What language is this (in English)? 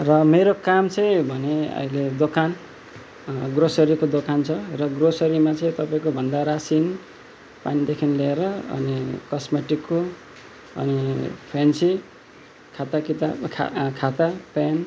Nepali